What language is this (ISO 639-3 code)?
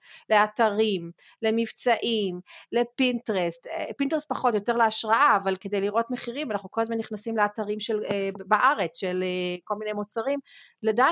heb